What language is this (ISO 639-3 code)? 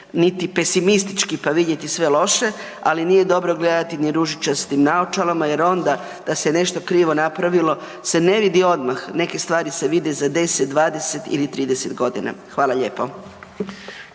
hrv